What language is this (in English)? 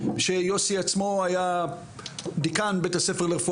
Hebrew